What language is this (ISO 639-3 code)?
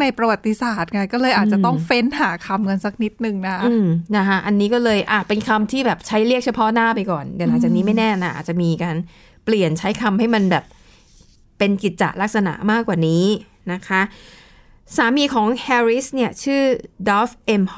tha